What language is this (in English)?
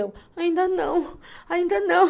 Portuguese